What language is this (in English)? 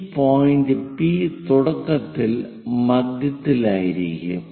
Malayalam